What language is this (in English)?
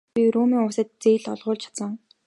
Mongolian